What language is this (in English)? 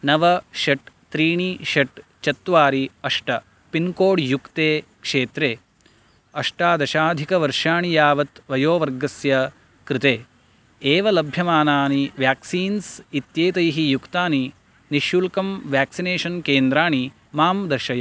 Sanskrit